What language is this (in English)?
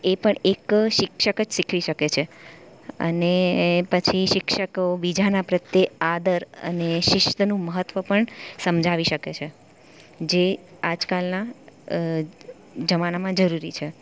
Gujarati